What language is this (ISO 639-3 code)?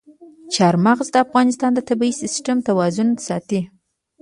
pus